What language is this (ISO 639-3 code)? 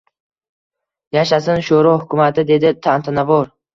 uzb